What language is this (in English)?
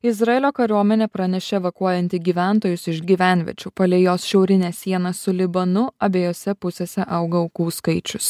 Lithuanian